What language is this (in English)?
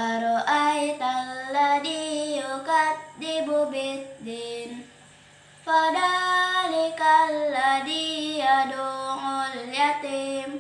Indonesian